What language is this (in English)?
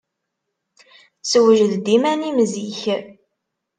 Kabyle